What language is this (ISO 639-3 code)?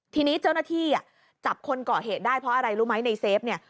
tha